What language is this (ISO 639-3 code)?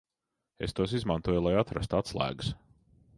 lav